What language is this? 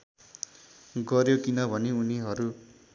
Nepali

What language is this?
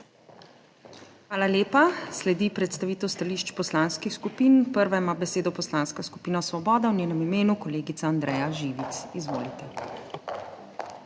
Slovenian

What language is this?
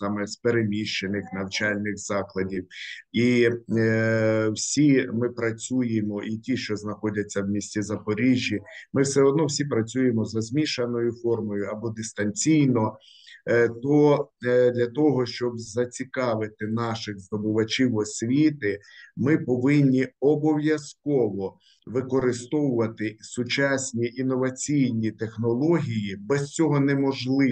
Ukrainian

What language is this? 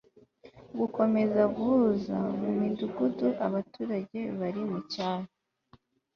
Kinyarwanda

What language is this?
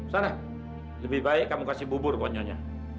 Indonesian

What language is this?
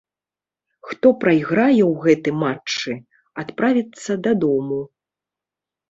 Belarusian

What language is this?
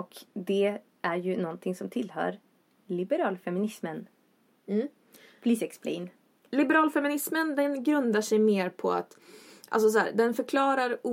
Swedish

